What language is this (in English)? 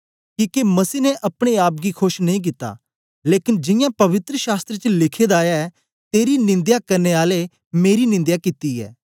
Dogri